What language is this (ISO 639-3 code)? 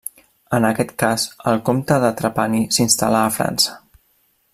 cat